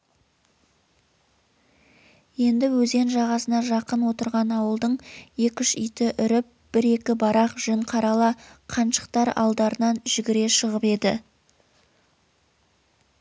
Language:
Kazakh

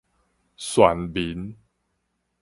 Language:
Min Nan Chinese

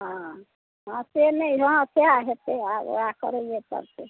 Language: Maithili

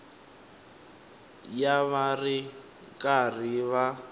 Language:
Tsonga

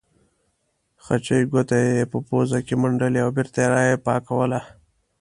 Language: Pashto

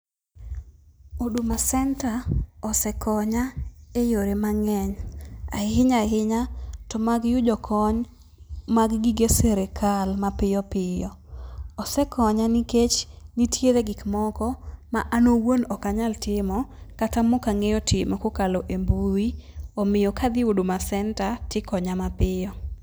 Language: Luo (Kenya and Tanzania)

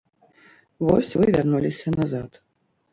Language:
Belarusian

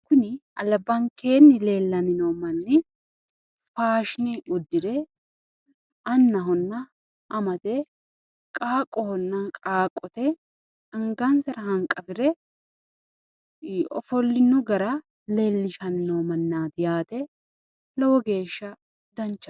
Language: Sidamo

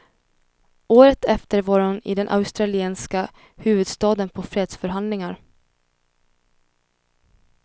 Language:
Swedish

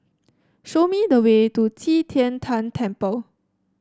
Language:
English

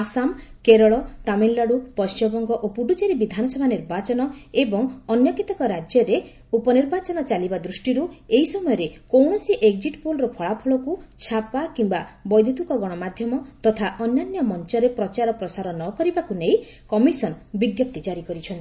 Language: Odia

